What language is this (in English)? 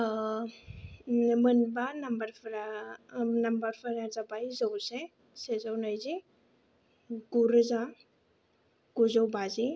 Bodo